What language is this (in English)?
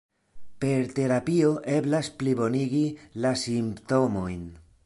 Esperanto